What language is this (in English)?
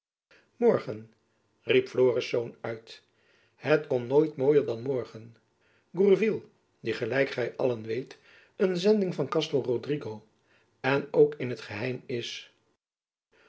Dutch